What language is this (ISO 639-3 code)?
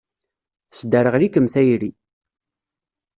kab